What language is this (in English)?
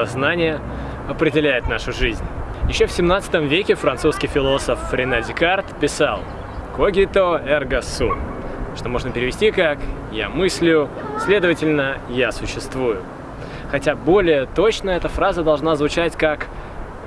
Russian